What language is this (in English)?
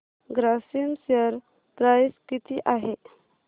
Marathi